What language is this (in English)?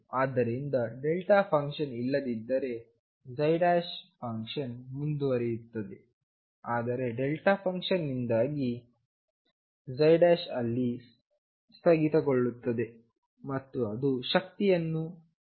Kannada